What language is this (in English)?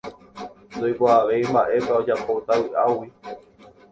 Guarani